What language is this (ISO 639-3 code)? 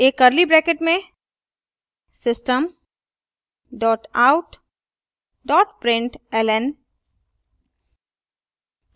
hin